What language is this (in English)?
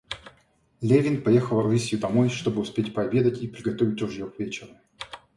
Russian